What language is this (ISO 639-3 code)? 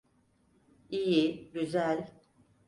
tur